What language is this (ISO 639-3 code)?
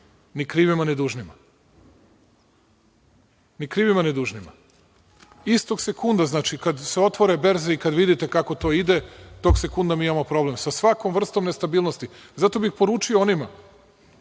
srp